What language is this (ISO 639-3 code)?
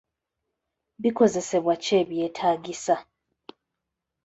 lug